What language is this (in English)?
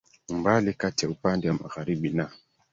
Swahili